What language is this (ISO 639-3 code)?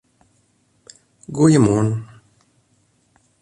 fry